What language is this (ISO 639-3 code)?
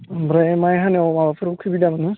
brx